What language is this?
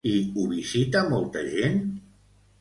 Catalan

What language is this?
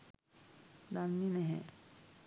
Sinhala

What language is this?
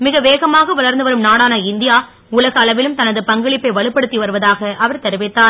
Tamil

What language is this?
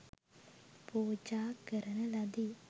Sinhala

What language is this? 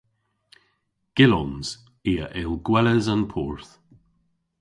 Cornish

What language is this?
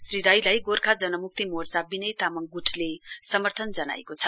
Nepali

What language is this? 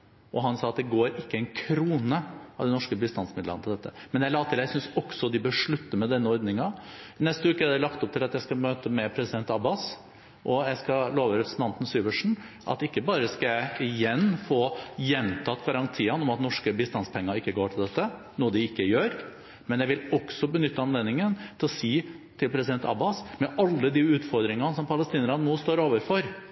Norwegian Bokmål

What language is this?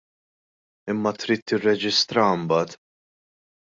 Maltese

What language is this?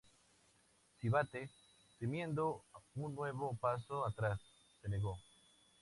Spanish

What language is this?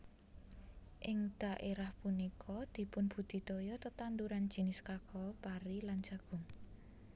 Javanese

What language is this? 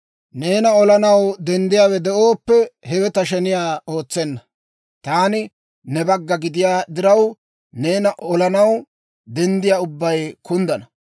Dawro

